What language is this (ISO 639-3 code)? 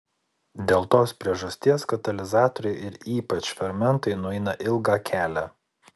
lit